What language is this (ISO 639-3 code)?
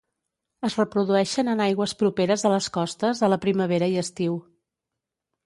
cat